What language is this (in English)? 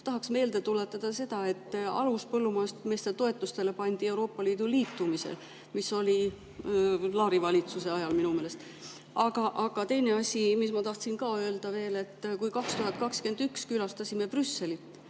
Estonian